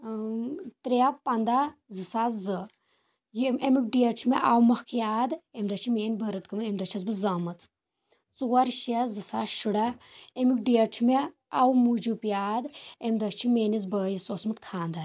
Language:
Kashmiri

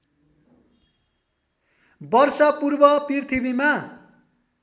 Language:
Nepali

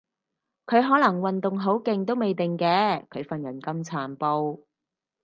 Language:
Cantonese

